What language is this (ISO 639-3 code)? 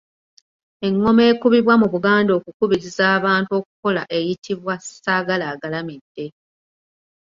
lug